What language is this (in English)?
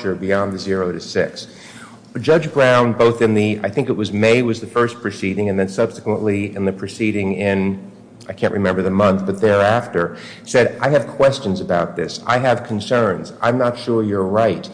English